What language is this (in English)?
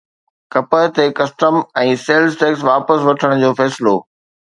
Sindhi